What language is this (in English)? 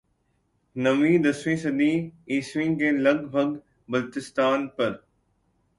Urdu